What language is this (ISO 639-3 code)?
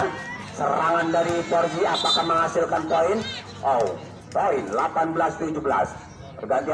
ind